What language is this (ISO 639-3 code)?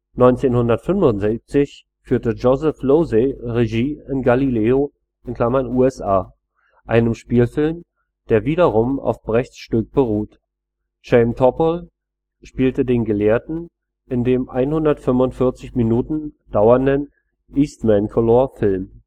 deu